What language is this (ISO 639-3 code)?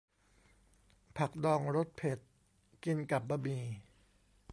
tha